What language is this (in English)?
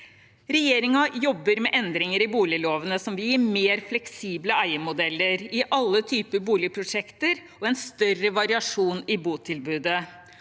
Norwegian